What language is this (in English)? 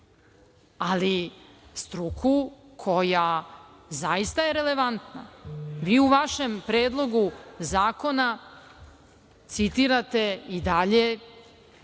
Serbian